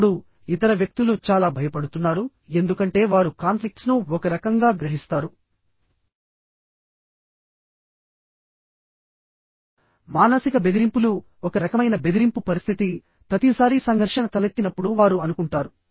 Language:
Telugu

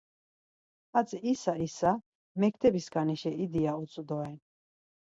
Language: Laz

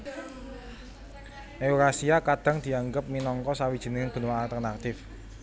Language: Javanese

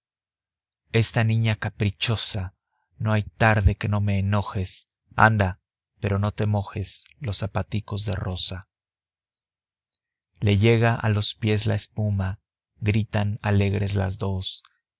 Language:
Spanish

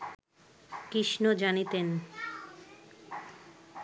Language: Bangla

